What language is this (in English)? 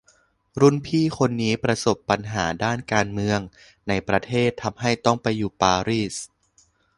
Thai